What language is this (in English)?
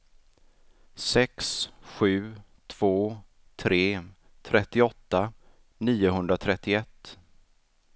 Swedish